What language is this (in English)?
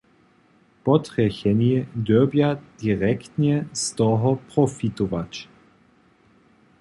Upper Sorbian